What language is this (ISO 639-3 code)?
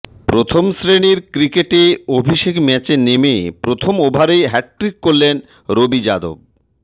ben